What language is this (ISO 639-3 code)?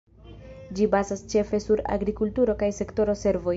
epo